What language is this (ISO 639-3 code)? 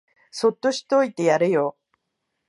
jpn